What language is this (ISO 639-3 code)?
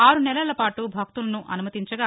tel